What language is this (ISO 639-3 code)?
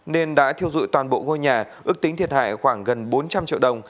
vie